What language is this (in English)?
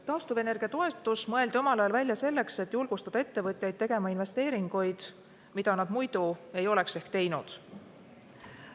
Estonian